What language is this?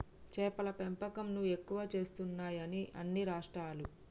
Telugu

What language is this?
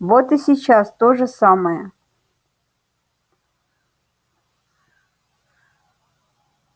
Russian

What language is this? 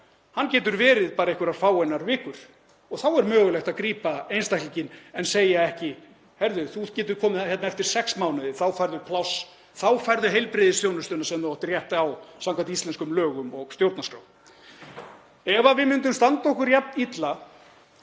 Icelandic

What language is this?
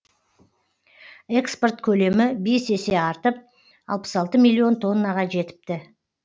Kazakh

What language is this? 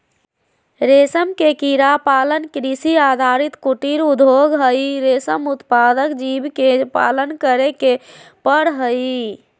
Magahi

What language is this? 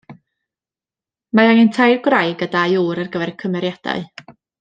Welsh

